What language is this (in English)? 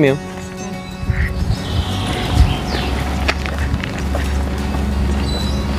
Portuguese